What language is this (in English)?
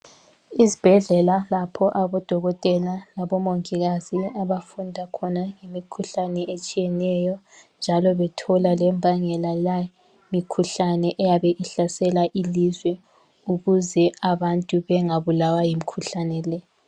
North Ndebele